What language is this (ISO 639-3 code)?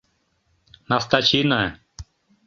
chm